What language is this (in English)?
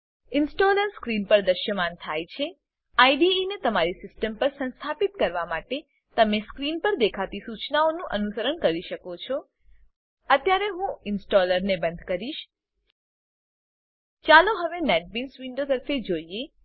Gujarati